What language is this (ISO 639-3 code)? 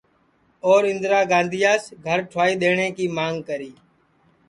ssi